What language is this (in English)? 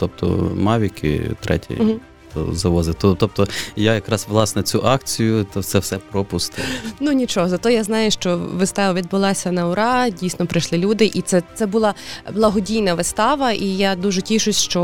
Ukrainian